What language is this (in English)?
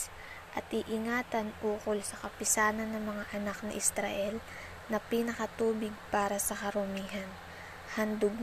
Filipino